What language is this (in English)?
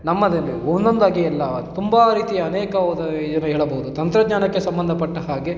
Kannada